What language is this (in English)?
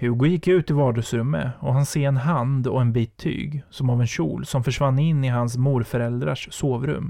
Swedish